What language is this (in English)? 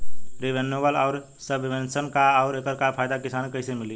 Bhojpuri